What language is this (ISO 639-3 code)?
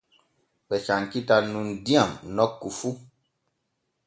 fue